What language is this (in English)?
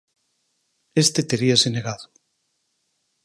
Galician